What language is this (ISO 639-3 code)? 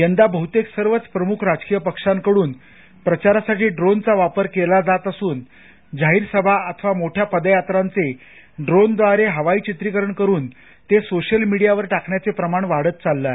mar